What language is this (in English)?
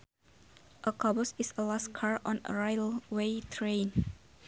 Sundanese